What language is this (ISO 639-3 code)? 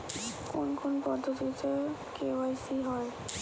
ben